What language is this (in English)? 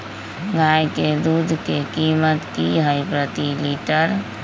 Magahi